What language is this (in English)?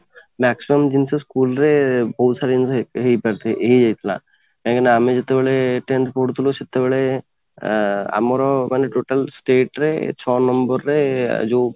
Odia